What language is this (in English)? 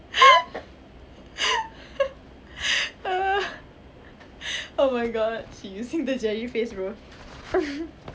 English